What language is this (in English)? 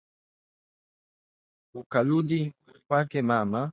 Swahili